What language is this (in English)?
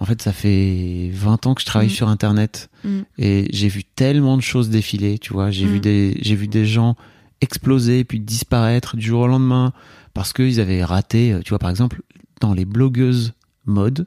French